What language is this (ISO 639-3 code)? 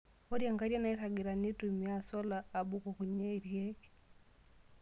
mas